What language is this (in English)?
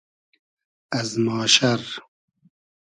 Hazaragi